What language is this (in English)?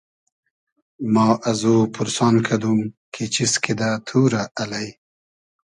Hazaragi